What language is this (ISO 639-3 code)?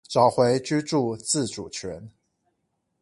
zho